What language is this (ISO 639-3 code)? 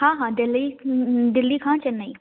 snd